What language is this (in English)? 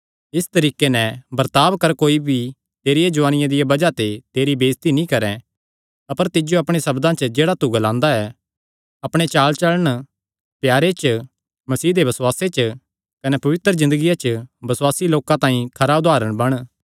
Kangri